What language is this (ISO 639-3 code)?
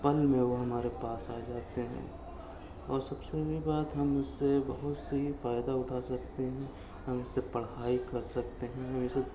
urd